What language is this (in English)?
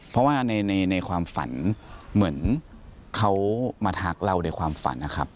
Thai